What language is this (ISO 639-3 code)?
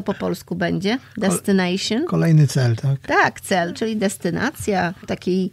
pol